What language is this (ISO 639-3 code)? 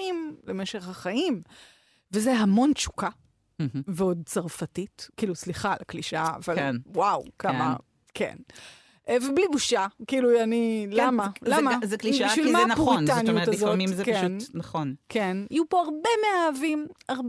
heb